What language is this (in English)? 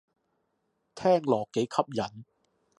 Cantonese